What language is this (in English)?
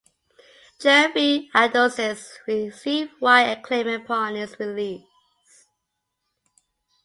English